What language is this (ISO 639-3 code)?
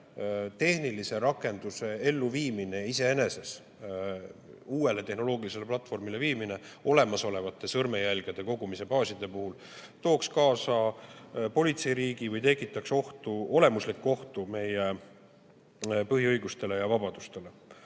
est